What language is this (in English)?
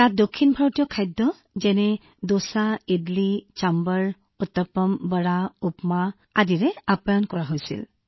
Assamese